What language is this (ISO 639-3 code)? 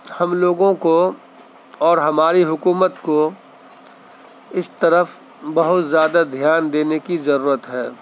urd